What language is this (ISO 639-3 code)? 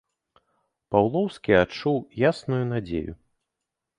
bel